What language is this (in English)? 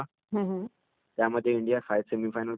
Marathi